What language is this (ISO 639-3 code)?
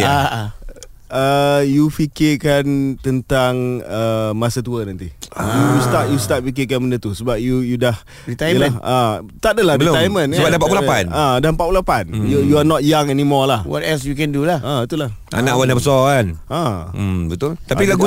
msa